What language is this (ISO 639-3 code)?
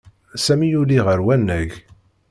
kab